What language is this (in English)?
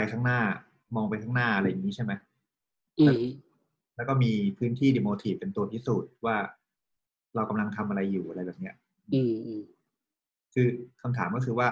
Thai